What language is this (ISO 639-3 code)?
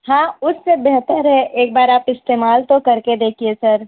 urd